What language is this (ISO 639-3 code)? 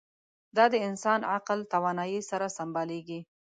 pus